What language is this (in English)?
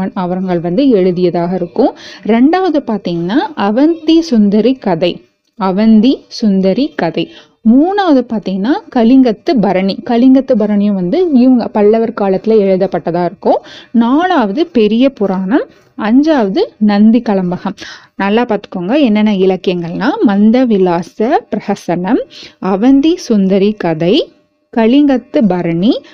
Tamil